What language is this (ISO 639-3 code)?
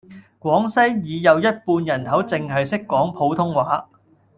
yue